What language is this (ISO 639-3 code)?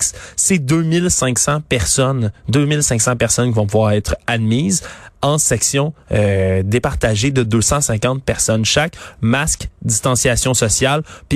fra